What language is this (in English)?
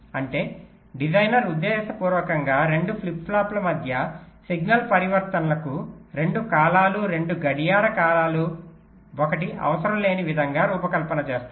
Telugu